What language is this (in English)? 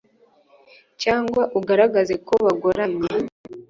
Kinyarwanda